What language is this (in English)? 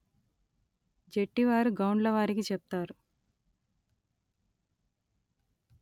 Telugu